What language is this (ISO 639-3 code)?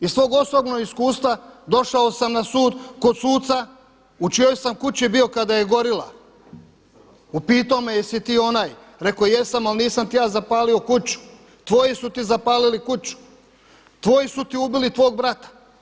hrv